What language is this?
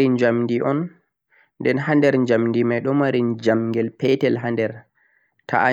Central-Eastern Niger Fulfulde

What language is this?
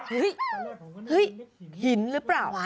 Thai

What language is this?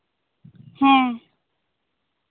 Santali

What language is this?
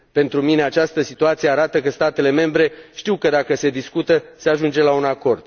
Romanian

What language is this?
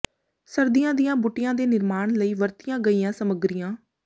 Punjabi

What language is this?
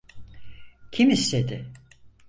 Turkish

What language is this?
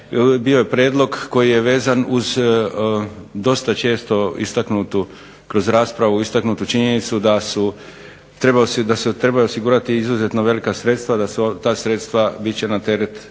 Croatian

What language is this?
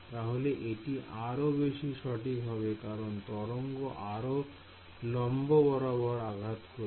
Bangla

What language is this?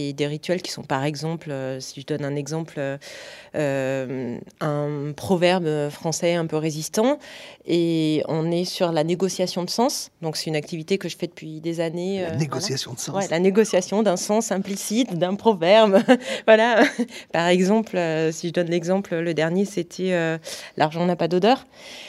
French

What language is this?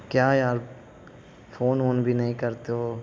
Urdu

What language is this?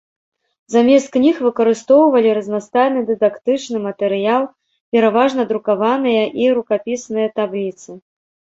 Belarusian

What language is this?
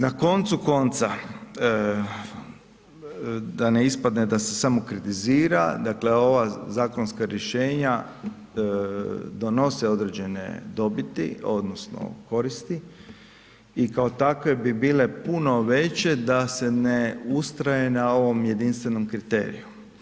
Croatian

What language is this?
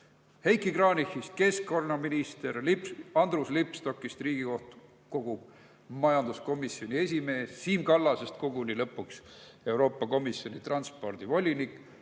Estonian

